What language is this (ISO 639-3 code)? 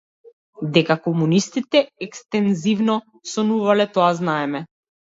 mkd